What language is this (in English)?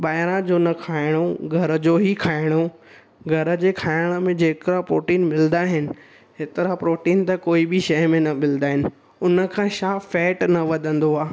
Sindhi